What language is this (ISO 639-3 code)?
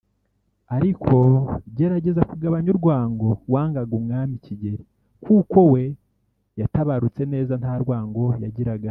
kin